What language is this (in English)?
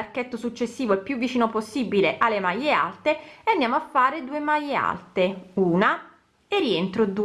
Italian